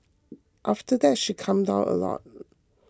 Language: English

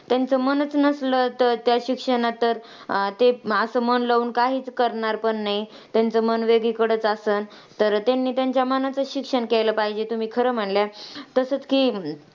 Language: Marathi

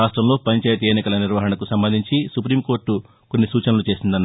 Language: Telugu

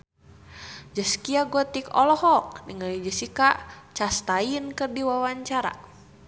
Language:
Sundanese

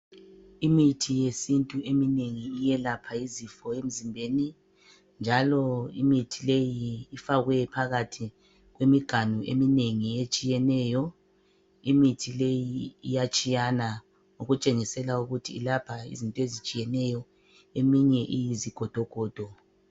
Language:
North Ndebele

